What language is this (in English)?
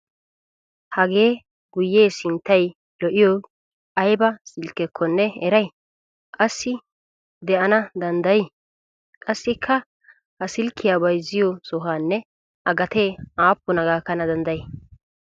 Wolaytta